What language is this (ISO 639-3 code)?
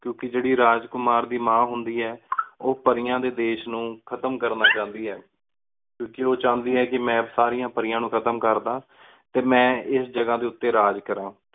pan